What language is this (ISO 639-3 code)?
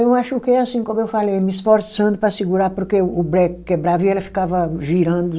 por